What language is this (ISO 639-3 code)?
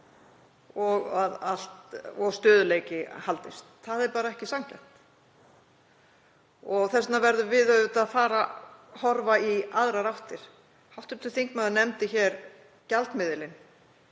isl